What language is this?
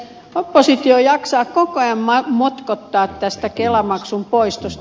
Finnish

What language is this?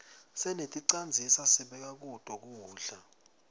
Swati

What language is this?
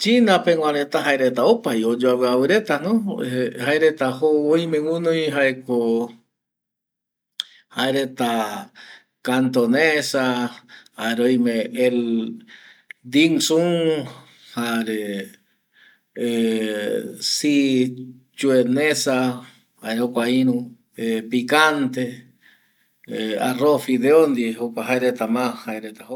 Eastern Bolivian Guaraní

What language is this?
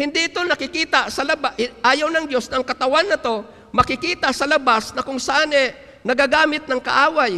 Filipino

